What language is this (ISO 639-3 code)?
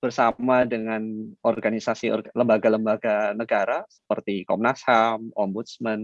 ind